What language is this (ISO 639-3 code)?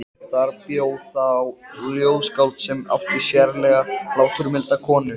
isl